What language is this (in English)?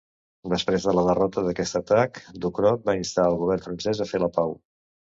Catalan